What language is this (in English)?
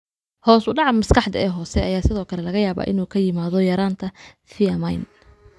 Somali